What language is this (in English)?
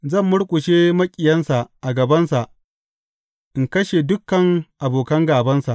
Hausa